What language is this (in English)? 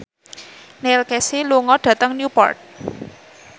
Javanese